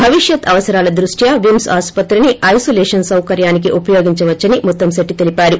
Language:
Telugu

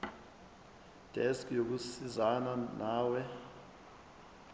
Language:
Zulu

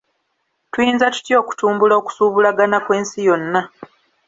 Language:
Ganda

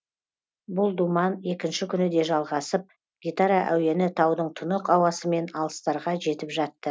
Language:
Kazakh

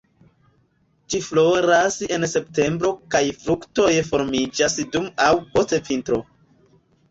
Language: Esperanto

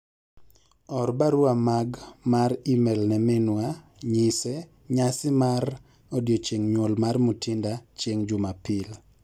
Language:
Luo (Kenya and Tanzania)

